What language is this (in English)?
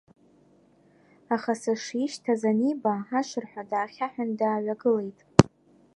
Abkhazian